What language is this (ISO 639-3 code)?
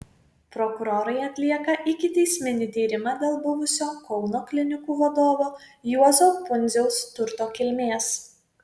lit